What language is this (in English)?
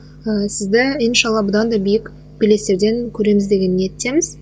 Kazakh